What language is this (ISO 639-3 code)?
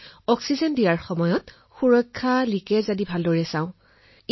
asm